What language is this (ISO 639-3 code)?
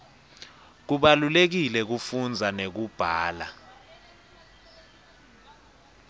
ssw